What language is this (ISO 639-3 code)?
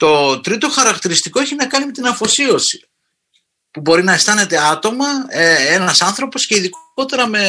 ell